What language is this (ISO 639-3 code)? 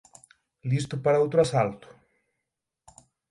glg